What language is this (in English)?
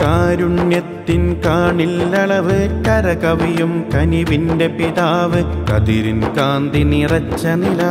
Arabic